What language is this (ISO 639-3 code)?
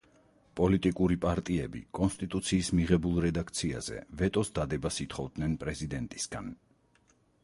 kat